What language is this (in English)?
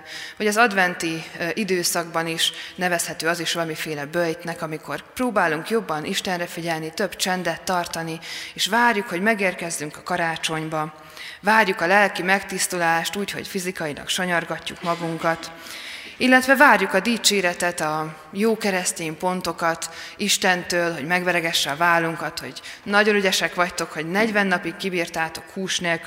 Hungarian